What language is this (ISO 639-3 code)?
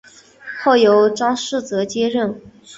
zho